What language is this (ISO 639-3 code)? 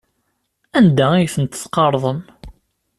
kab